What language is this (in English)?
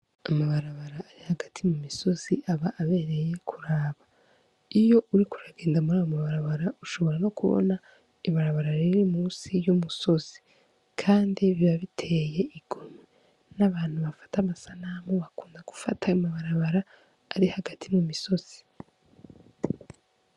Rundi